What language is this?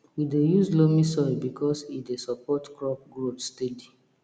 Nigerian Pidgin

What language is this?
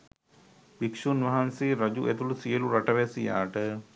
Sinhala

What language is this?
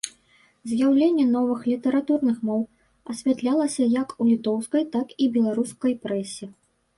Belarusian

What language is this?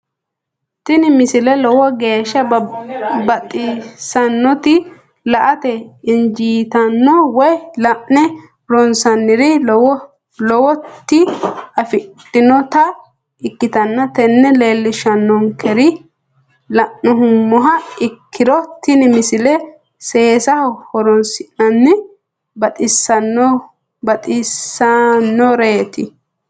Sidamo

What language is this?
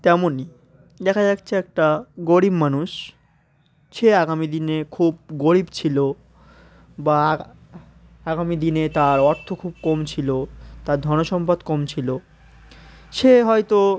Bangla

